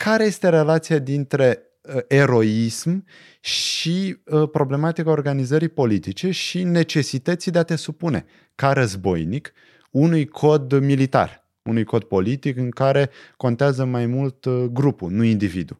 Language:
Romanian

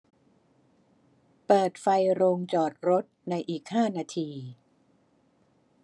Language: Thai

